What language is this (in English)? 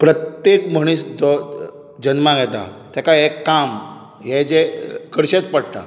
Konkani